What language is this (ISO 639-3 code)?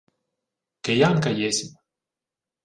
ukr